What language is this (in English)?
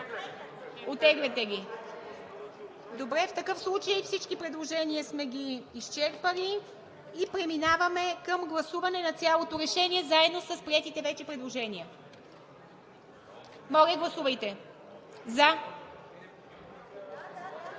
Bulgarian